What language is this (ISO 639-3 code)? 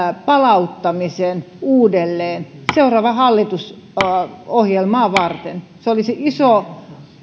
fin